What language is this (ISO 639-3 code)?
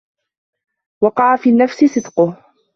ara